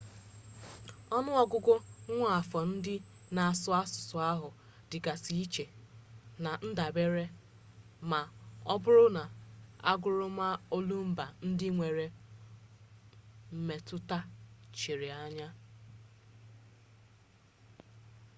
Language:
Igbo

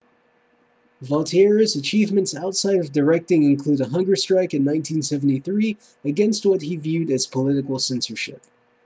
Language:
English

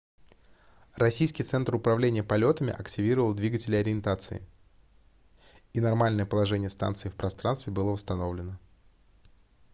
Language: Russian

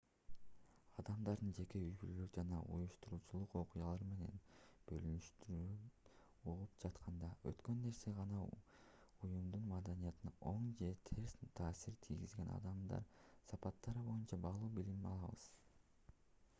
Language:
Kyrgyz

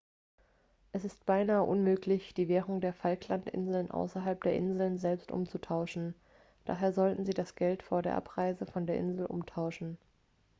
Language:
German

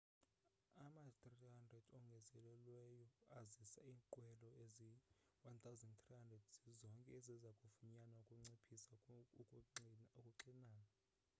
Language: Xhosa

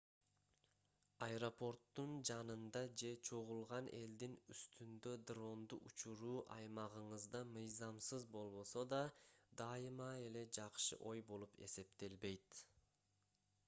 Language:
Kyrgyz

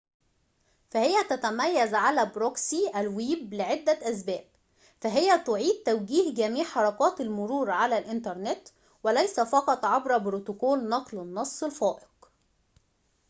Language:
Arabic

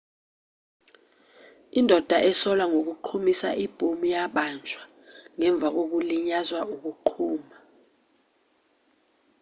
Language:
Zulu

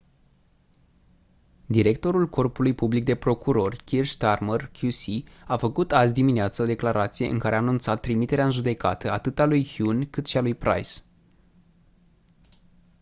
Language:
Romanian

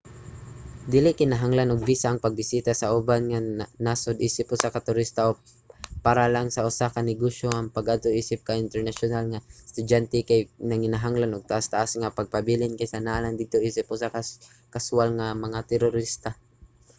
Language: Cebuano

